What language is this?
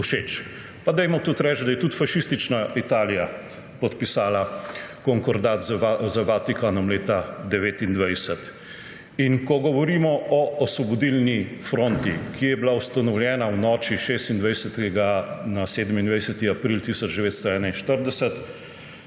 Slovenian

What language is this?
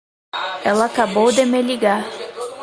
Portuguese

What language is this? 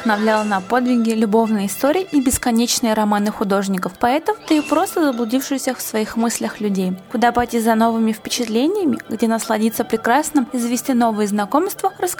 Russian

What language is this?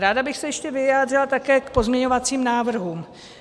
Czech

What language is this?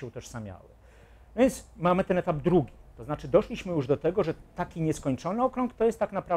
Polish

